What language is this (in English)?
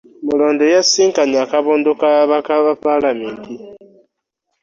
Ganda